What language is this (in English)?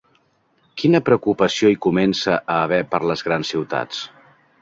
Catalan